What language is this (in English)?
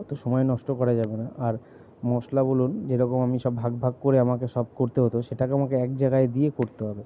Bangla